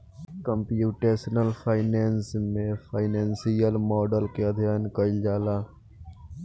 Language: Bhojpuri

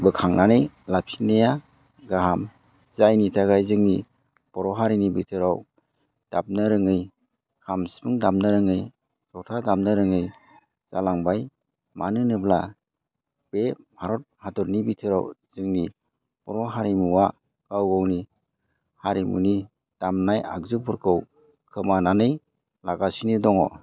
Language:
Bodo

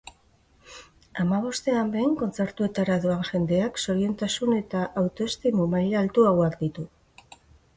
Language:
Basque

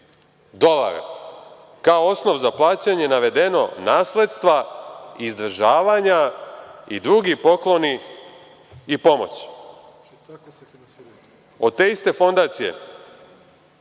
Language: Serbian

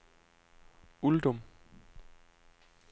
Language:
Danish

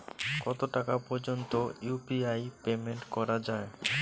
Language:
Bangla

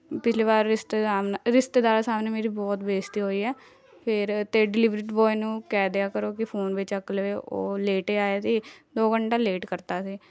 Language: Punjabi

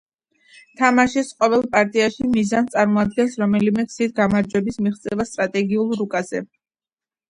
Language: Georgian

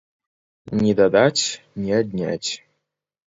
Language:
Belarusian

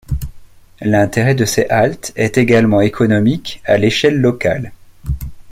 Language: French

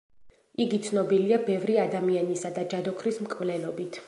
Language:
Georgian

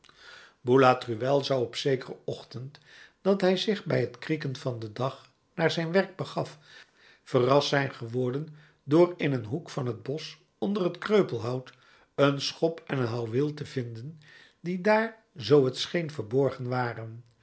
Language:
Dutch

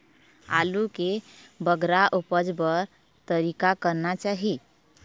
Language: Chhattisgarhi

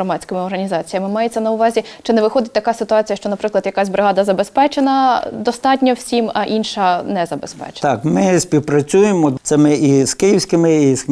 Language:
Ukrainian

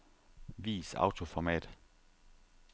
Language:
Danish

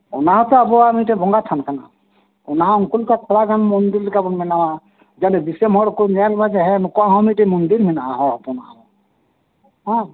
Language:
Santali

